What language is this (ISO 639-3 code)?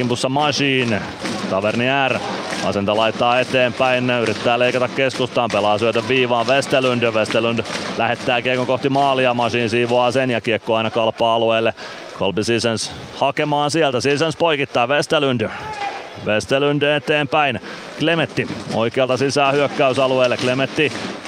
fin